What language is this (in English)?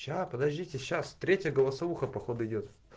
Russian